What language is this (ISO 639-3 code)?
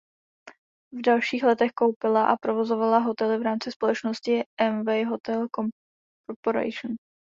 ces